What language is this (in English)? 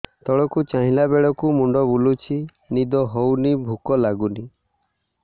Odia